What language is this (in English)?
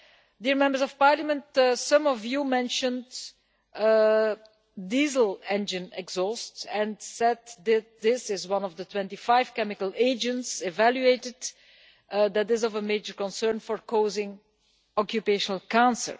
English